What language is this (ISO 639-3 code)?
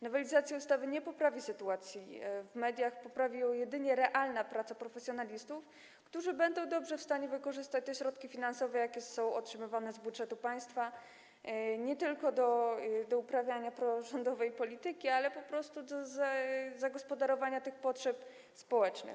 pol